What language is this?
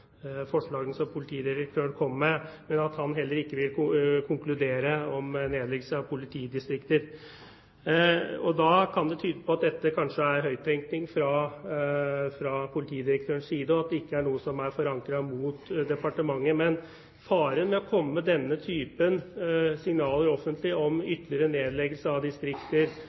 Norwegian Bokmål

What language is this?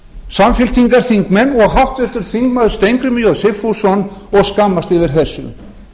Icelandic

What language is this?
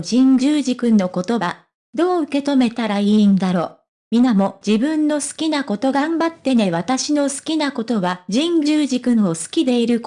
Japanese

